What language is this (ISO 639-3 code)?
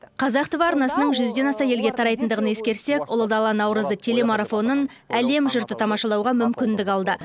kaz